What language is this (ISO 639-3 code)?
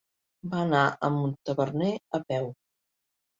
cat